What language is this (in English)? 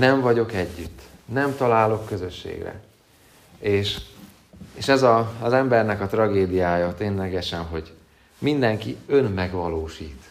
Hungarian